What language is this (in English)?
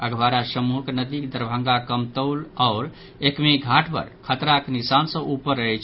Maithili